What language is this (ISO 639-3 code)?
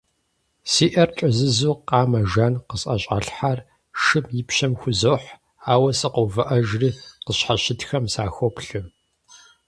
kbd